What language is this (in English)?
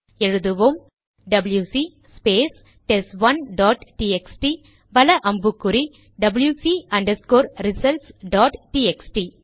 Tamil